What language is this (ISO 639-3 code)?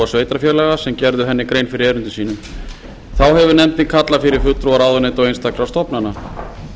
isl